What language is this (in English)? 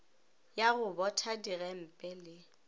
Northern Sotho